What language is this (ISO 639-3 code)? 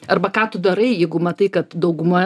lit